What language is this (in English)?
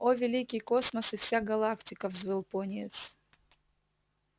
Russian